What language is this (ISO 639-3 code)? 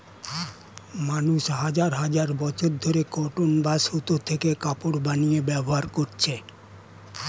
ben